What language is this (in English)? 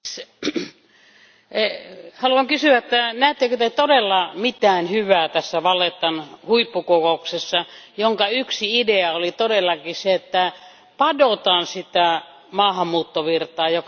Finnish